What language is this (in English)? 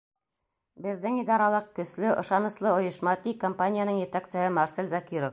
Bashkir